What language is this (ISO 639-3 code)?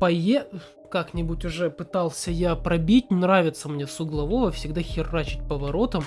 rus